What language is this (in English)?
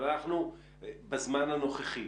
Hebrew